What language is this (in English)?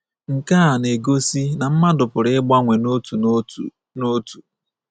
Igbo